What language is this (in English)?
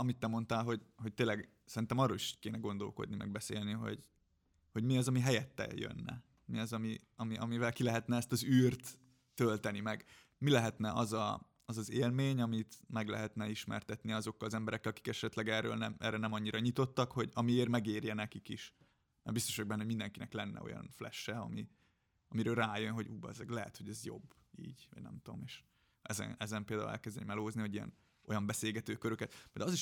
Hungarian